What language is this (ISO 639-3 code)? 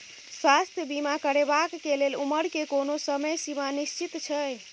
mai